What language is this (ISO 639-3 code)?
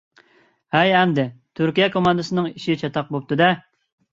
uig